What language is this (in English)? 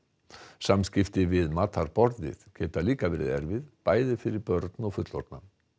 Icelandic